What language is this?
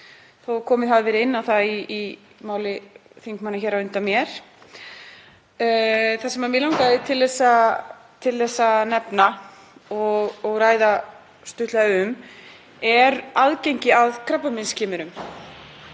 Icelandic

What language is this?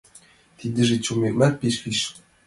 Mari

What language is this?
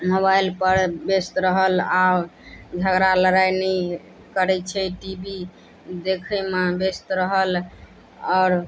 Maithili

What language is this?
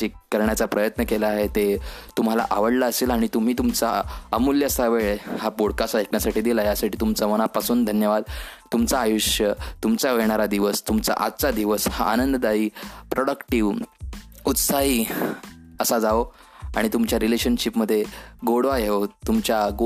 Marathi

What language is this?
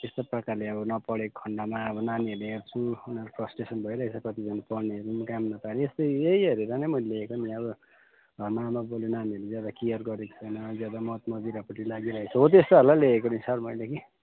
Nepali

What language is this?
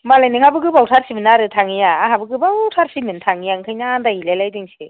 Bodo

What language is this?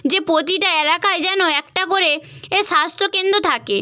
Bangla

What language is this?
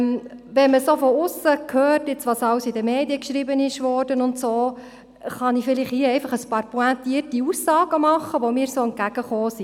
Swiss German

